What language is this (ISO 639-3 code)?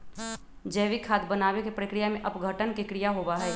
mag